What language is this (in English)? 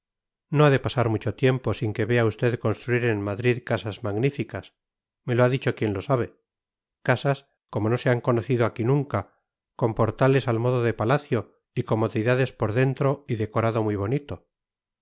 Spanish